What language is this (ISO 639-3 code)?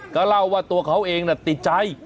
tha